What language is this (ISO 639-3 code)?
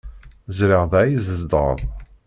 kab